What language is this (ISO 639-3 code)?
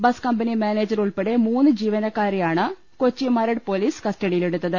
mal